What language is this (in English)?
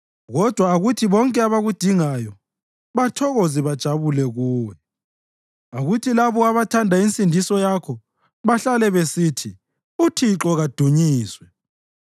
North Ndebele